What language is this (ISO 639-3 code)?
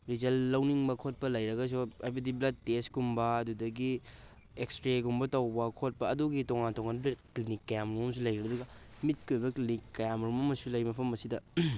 mni